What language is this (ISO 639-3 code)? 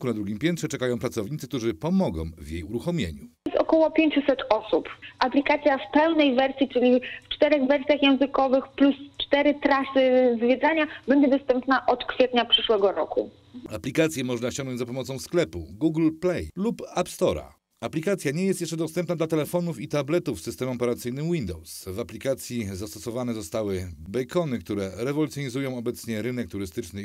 pol